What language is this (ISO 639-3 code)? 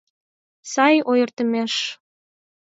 chm